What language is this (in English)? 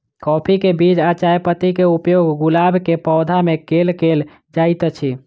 Maithili